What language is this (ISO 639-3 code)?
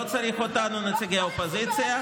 heb